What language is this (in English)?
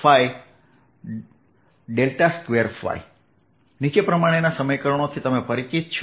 Gujarati